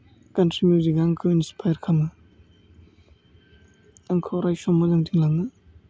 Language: Bodo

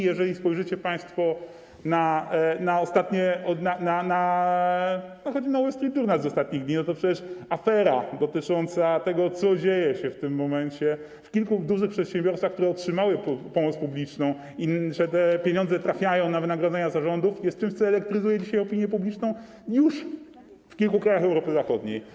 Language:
Polish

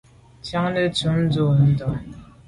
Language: Medumba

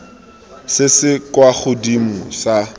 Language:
Tswana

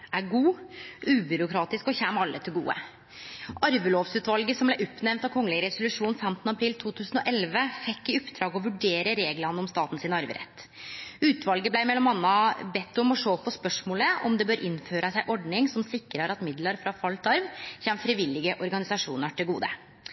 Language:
Norwegian Nynorsk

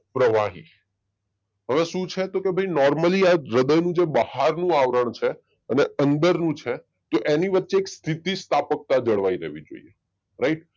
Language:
Gujarati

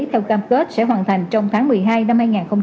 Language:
Vietnamese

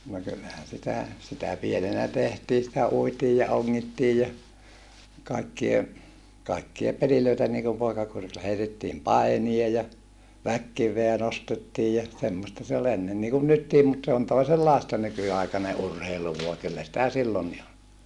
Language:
Finnish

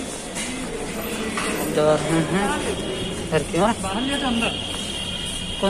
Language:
Hindi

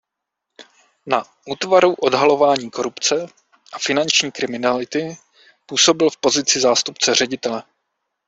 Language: Czech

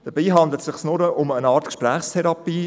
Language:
Swiss German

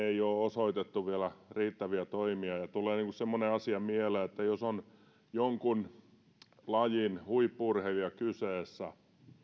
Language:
Finnish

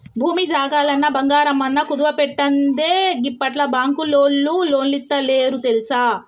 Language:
Telugu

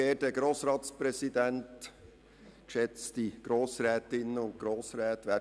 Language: Swiss German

